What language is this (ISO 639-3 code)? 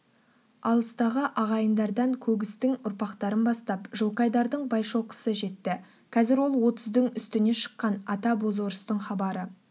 kaz